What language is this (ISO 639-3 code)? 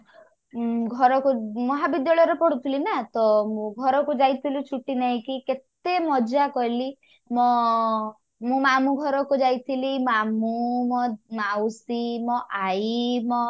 ori